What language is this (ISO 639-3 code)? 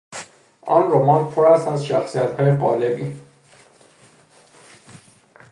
fas